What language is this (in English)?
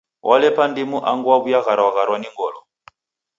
Taita